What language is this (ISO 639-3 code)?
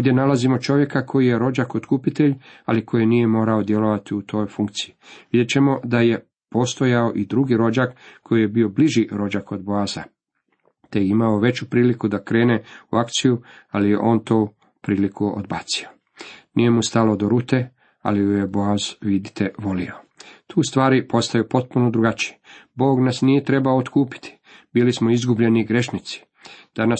hrv